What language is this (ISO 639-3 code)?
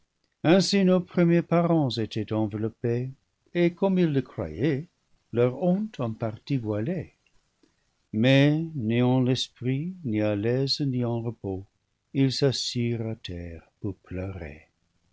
fra